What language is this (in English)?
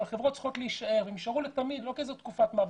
Hebrew